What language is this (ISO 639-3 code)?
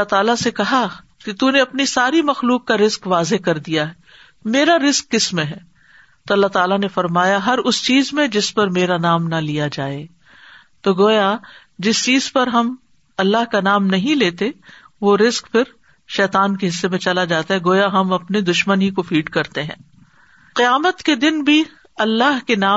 urd